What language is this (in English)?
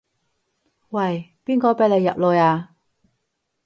Cantonese